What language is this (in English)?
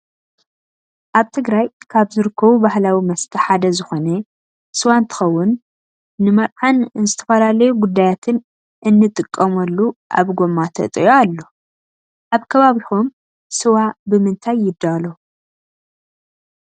Tigrinya